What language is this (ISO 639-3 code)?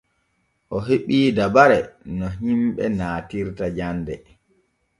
fue